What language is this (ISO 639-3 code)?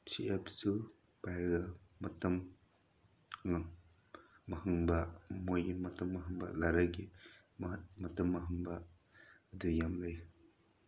mni